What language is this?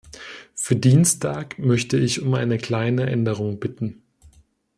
German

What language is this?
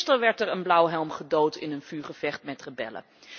Dutch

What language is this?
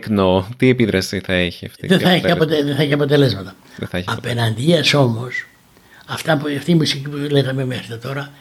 Greek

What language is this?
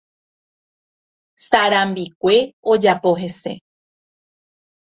Guarani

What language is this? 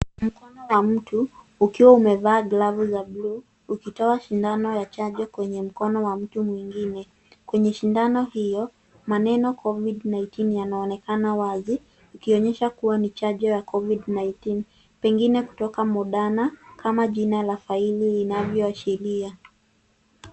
Swahili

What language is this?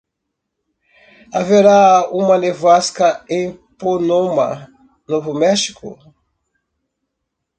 Portuguese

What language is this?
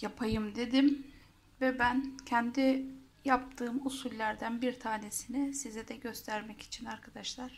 Turkish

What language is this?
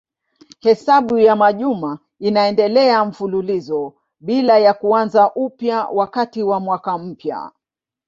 Swahili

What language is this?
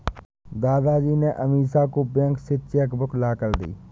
Hindi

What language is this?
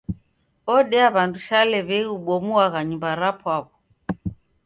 Taita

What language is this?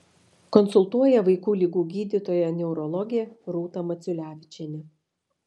Lithuanian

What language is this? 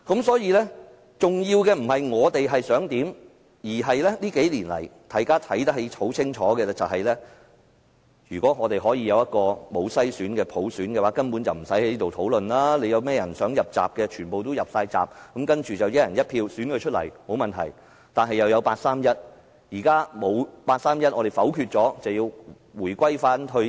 Cantonese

